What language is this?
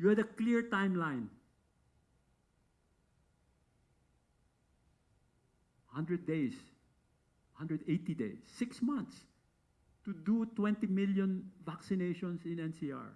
English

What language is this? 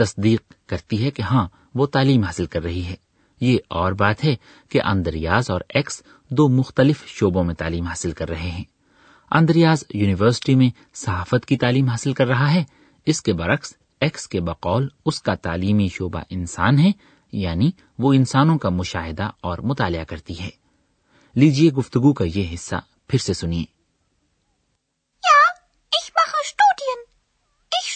Urdu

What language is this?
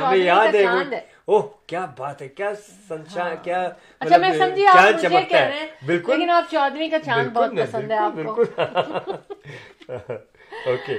Urdu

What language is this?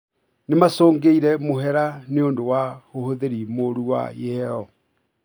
Kikuyu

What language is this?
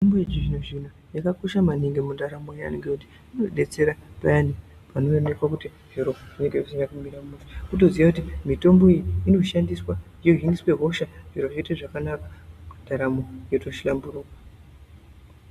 Ndau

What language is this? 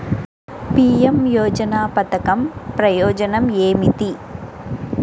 Telugu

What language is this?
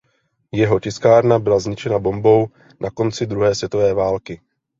Czech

